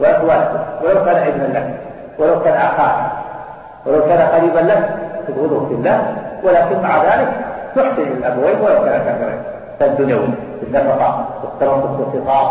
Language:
Arabic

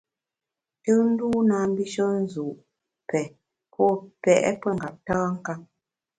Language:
Bamun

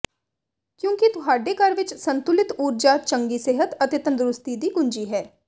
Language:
Punjabi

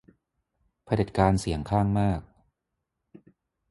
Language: Thai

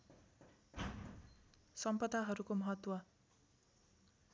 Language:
Nepali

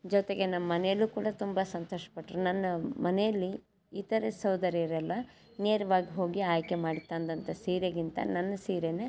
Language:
Kannada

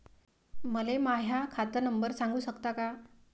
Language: Marathi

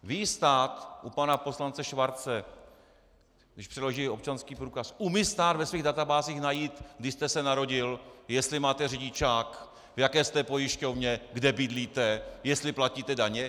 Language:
Czech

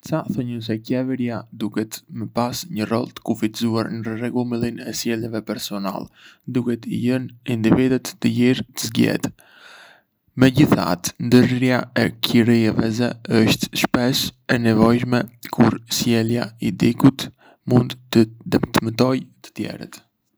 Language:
Arbëreshë Albanian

